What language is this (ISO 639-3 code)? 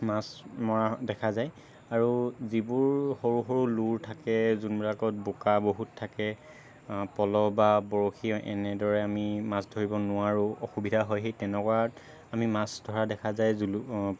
asm